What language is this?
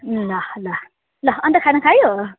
Nepali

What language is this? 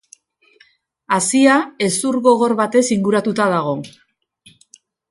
Basque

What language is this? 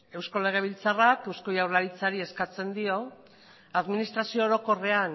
Basque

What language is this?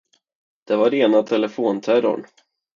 Swedish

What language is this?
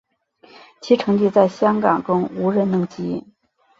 Chinese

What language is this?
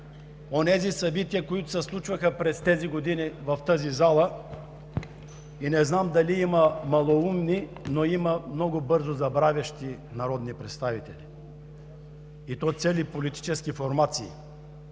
Bulgarian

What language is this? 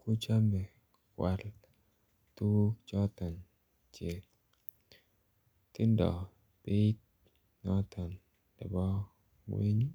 Kalenjin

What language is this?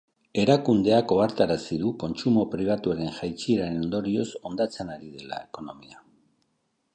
Basque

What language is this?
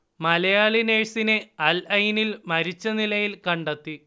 Malayalam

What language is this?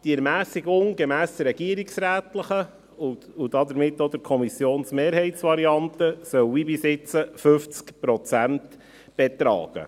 Swiss German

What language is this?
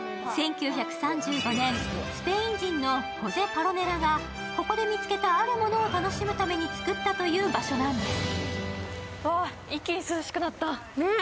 Japanese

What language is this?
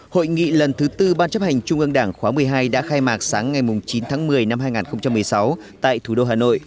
Vietnamese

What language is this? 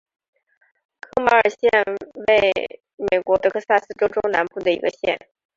Chinese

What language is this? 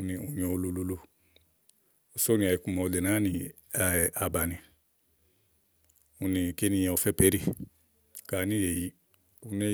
Igo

